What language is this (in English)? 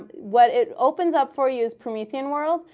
English